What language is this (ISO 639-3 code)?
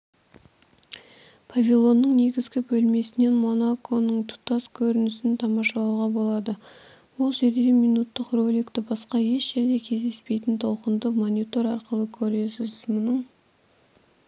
kaz